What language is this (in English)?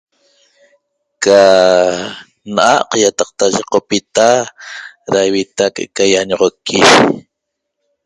Toba